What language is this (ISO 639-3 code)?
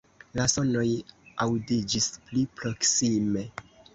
epo